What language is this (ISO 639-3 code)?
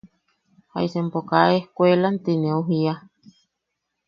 yaq